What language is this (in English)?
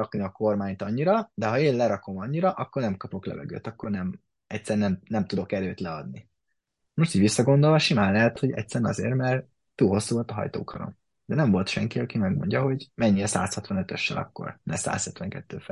Hungarian